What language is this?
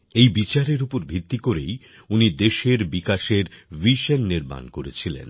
Bangla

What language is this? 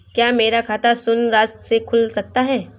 Hindi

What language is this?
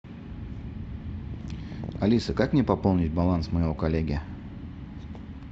Russian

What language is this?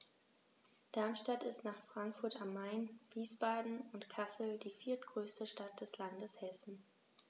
German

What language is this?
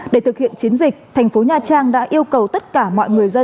Vietnamese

